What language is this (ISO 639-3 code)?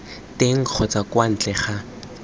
tsn